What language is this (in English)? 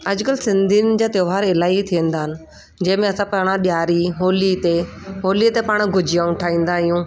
Sindhi